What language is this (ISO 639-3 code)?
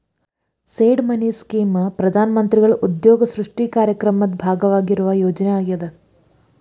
kan